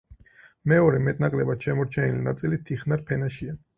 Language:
Georgian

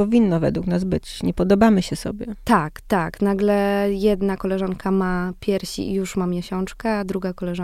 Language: Polish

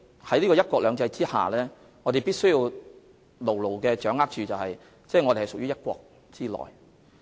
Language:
Cantonese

